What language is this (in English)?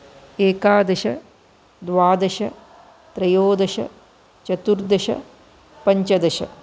Sanskrit